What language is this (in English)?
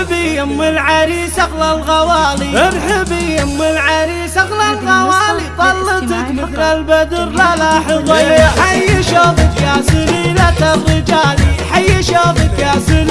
Arabic